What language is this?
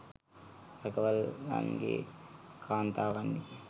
Sinhala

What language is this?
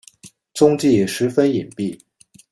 Chinese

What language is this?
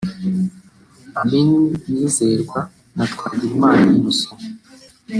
Kinyarwanda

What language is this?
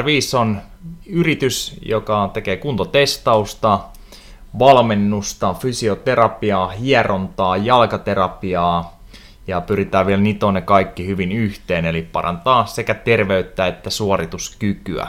Finnish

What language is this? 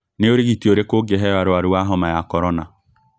Kikuyu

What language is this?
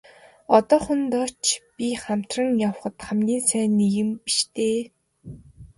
Mongolian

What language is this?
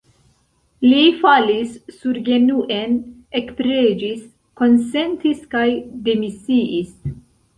Esperanto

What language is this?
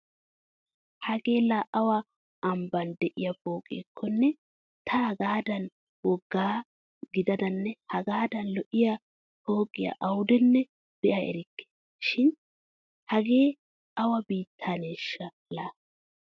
Wolaytta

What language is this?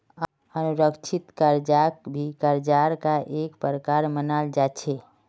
Magahi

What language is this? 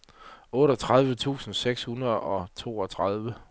Danish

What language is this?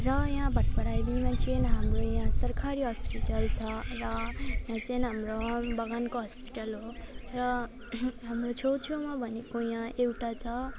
Nepali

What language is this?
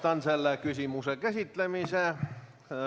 Estonian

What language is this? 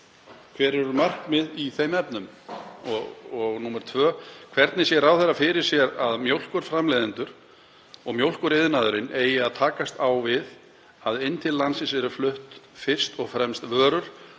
Icelandic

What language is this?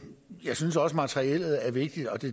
Danish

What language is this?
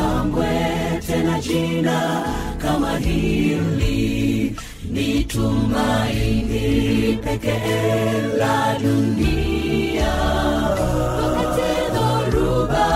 Swahili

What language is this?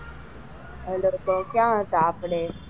Gujarati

